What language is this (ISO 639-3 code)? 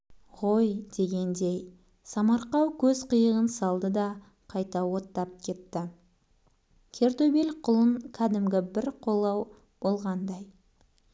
kaz